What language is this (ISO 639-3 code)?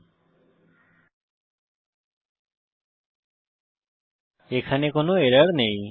ben